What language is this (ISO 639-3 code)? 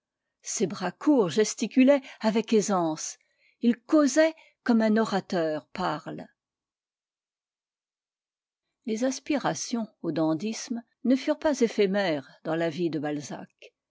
fra